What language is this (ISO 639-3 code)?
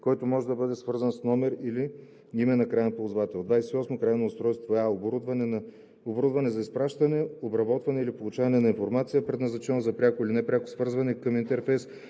bul